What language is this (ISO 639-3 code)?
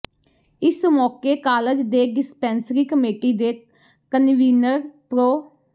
pan